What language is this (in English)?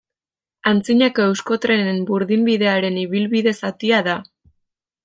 Basque